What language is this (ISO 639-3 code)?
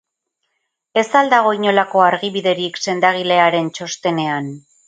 eus